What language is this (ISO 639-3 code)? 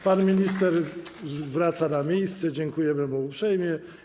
pol